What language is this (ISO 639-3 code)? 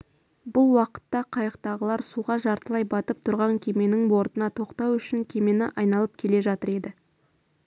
kaz